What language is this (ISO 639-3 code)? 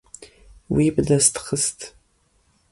kur